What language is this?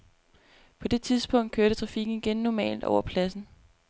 Danish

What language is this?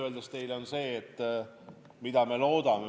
Estonian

